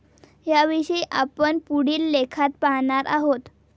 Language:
Marathi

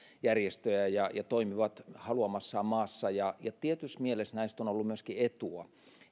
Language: Finnish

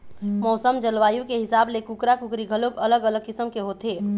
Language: Chhattisgarhi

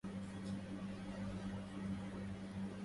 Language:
Arabic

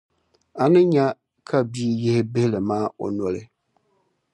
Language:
Dagbani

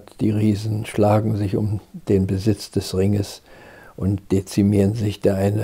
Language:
German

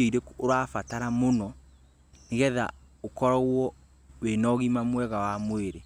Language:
Kikuyu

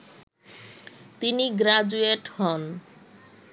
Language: Bangla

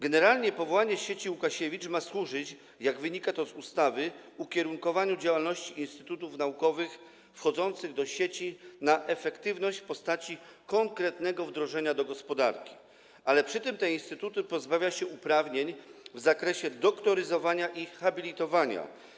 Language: Polish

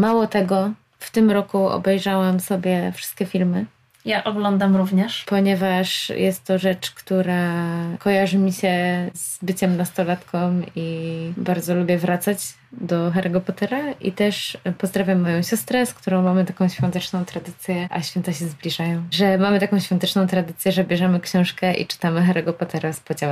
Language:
Polish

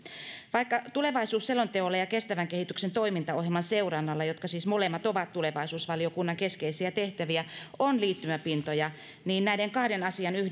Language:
Finnish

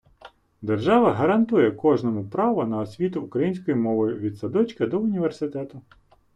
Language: Ukrainian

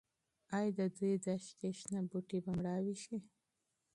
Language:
Pashto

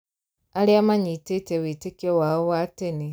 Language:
Kikuyu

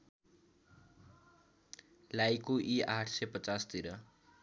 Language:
Nepali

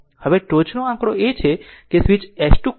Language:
Gujarati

